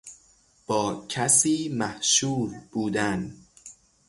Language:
Persian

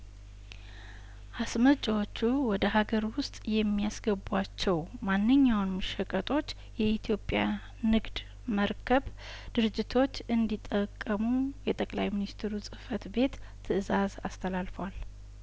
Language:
Amharic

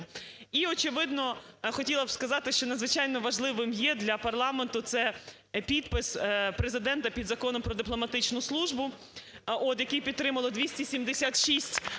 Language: Ukrainian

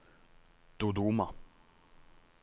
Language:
Norwegian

